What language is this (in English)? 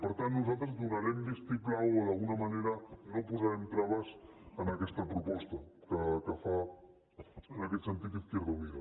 Catalan